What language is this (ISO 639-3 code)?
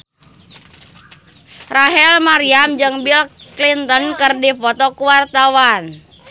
sun